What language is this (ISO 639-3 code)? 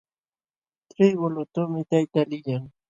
qxw